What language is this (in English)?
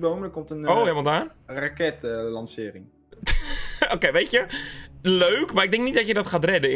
Dutch